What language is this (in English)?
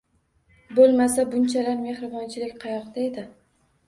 Uzbek